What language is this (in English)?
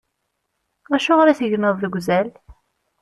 Kabyle